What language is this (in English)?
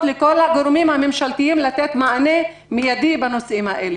Hebrew